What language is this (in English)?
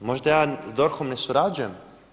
Croatian